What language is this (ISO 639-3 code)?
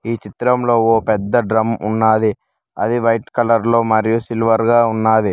tel